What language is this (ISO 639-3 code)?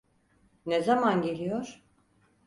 tur